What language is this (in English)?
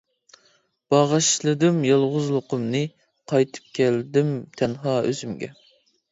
Uyghur